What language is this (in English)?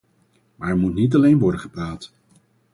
Dutch